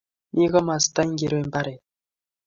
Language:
Kalenjin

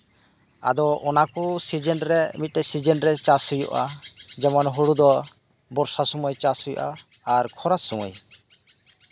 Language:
Santali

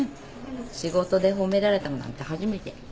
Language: Japanese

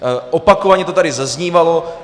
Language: Czech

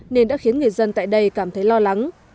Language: Vietnamese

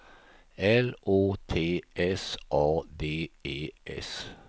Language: Swedish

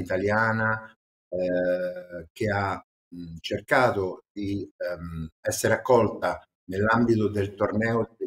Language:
Italian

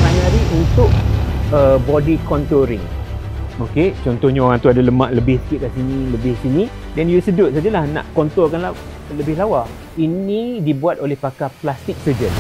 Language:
Malay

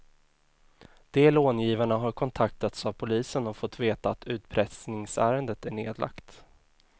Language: Swedish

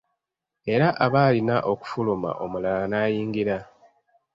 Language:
Ganda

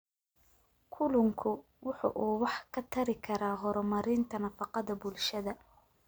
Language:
Somali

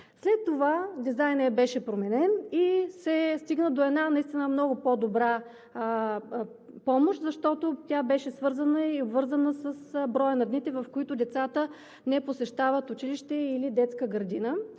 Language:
Bulgarian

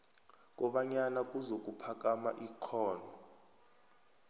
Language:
South Ndebele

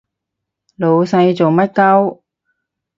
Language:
Cantonese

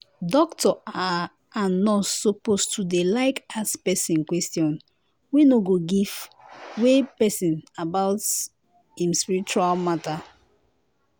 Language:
Nigerian Pidgin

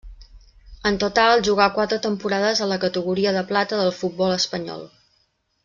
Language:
Catalan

